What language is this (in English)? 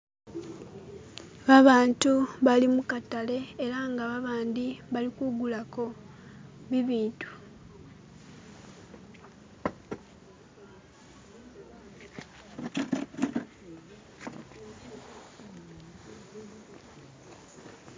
Masaaba